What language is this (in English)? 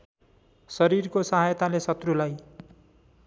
Nepali